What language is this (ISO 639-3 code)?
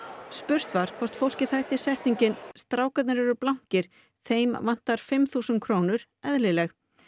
isl